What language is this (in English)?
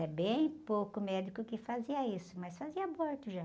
Portuguese